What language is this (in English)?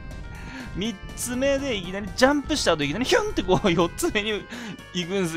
Japanese